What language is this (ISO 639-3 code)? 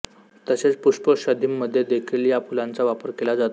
mar